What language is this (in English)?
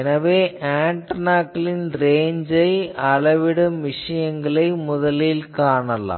Tamil